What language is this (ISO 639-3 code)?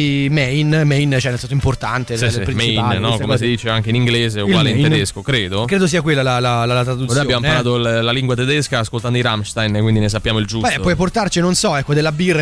ita